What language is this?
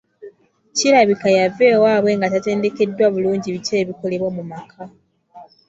Ganda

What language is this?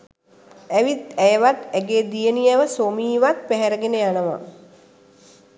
Sinhala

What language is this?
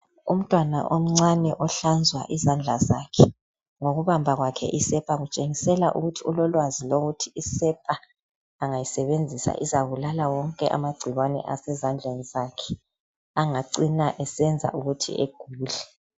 North Ndebele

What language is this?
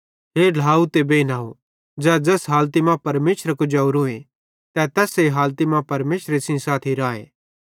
Bhadrawahi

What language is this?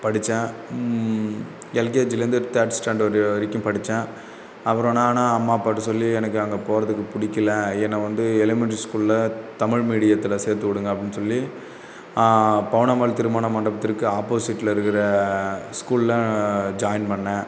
Tamil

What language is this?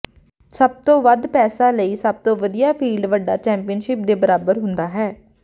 Punjabi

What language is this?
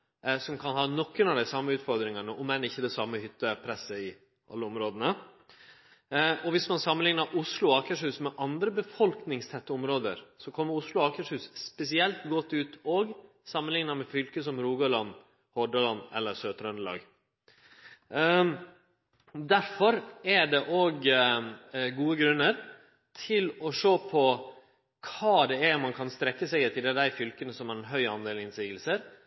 Norwegian Nynorsk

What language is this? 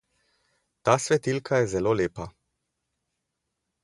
Slovenian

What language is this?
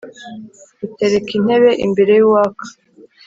Kinyarwanda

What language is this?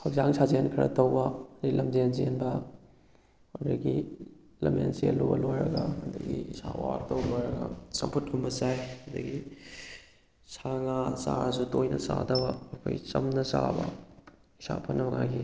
Manipuri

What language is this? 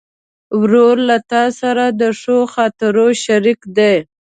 Pashto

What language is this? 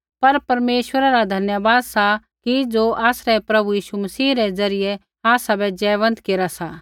Kullu Pahari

